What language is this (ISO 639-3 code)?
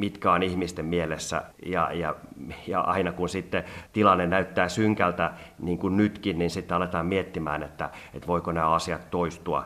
fin